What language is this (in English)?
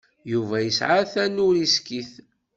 Kabyle